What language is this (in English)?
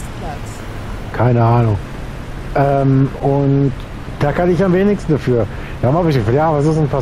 German